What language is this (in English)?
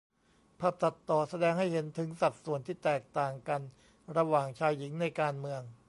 Thai